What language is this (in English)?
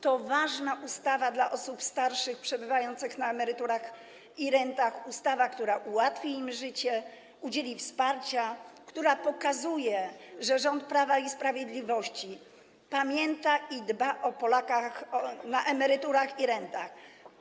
Polish